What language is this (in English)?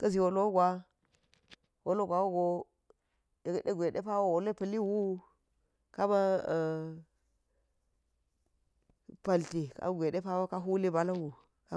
Geji